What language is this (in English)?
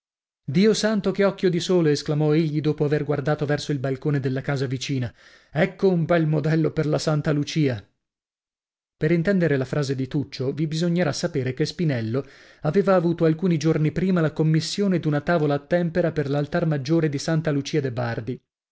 Italian